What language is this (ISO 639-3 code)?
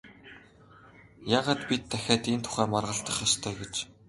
mon